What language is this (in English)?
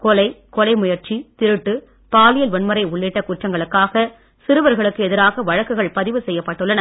Tamil